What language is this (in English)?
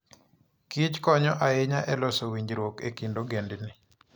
Luo (Kenya and Tanzania)